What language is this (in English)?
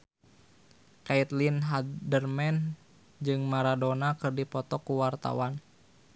Sundanese